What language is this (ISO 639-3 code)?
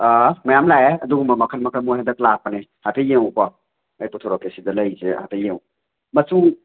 mni